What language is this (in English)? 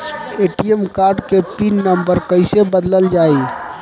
Bhojpuri